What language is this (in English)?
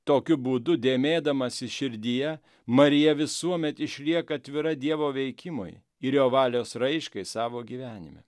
Lithuanian